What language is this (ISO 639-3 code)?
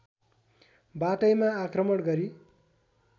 nep